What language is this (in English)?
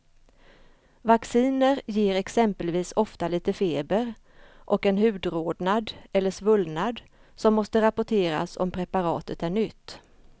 Swedish